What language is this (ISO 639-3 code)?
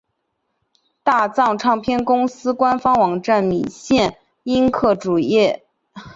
zho